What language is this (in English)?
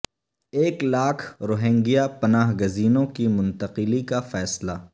Urdu